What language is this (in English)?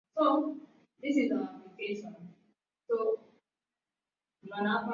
Swahili